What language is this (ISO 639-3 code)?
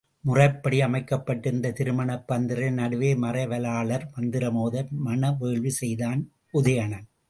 tam